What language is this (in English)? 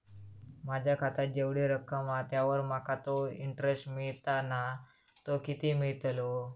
Marathi